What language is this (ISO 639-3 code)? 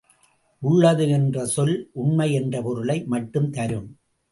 tam